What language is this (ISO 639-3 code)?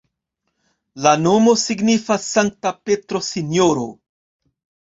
epo